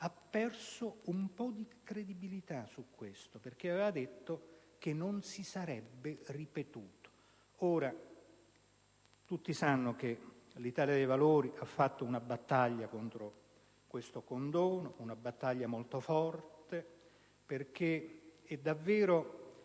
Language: Italian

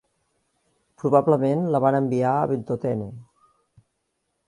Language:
Catalan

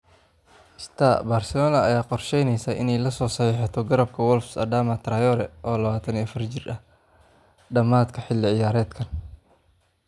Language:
Somali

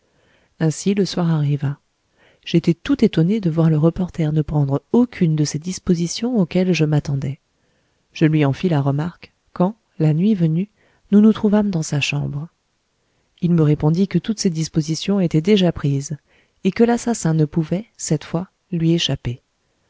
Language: French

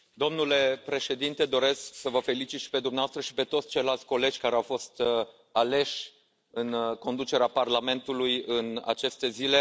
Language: Romanian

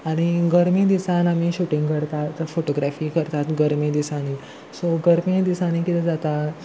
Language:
Konkani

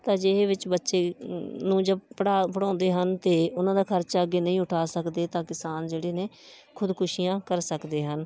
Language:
Punjabi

